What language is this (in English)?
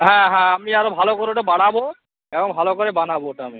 Bangla